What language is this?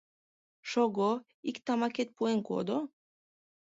Mari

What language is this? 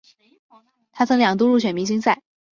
Chinese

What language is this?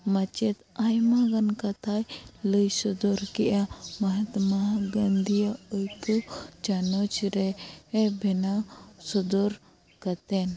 Santali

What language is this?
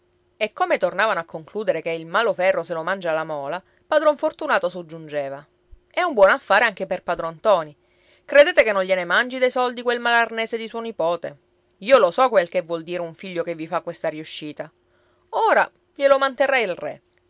Italian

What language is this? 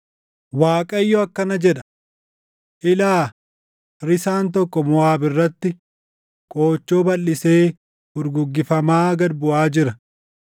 Oromo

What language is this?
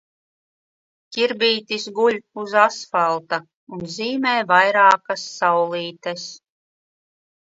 Latvian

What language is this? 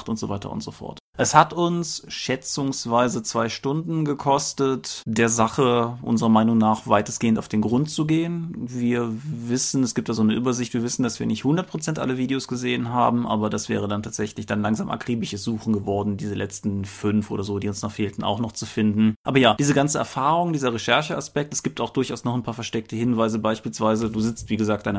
German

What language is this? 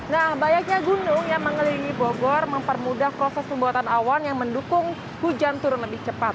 Indonesian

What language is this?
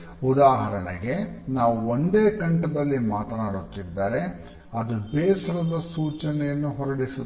Kannada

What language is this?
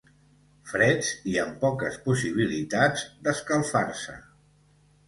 Catalan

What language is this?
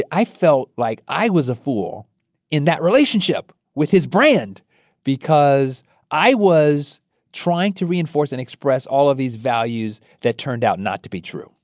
English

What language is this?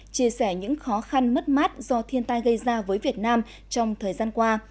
Vietnamese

